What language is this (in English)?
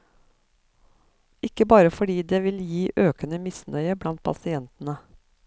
Norwegian